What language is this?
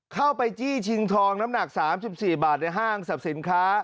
Thai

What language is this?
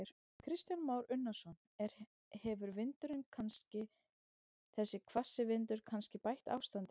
Icelandic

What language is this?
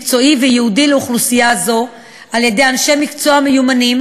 Hebrew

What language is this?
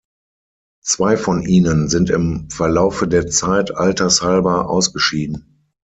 German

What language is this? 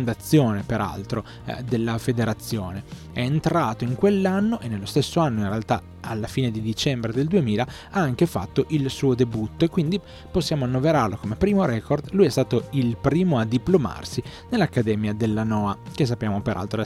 Italian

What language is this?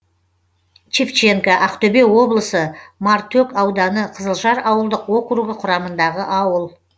Kazakh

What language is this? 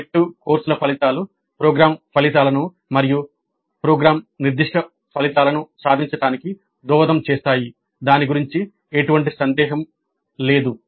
Telugu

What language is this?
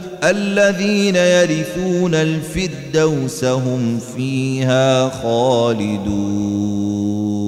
Arabic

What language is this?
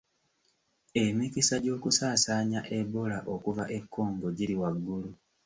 Ganda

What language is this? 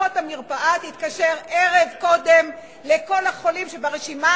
Hebrew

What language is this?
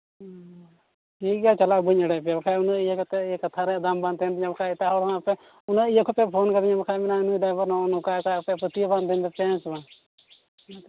Santali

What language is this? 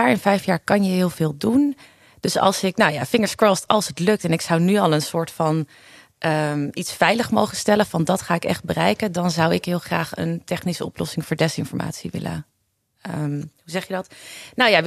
Dutch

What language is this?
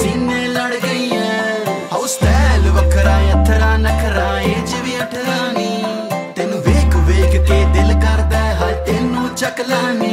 Russian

